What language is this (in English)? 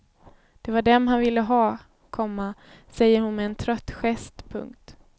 Swedish